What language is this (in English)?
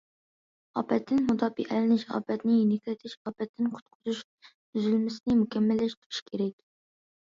Uyghur